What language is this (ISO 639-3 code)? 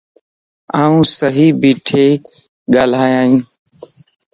lss